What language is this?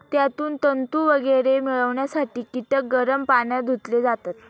Marathi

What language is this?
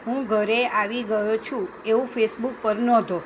Gujarati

